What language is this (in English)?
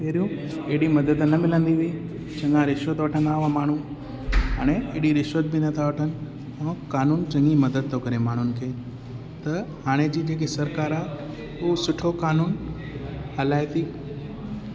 Sindhi